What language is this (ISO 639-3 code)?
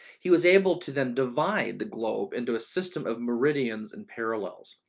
eng